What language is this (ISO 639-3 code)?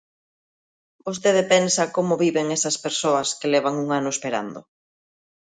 glg